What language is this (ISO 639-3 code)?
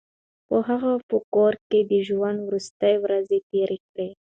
pus